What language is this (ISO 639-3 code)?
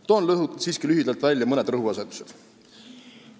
est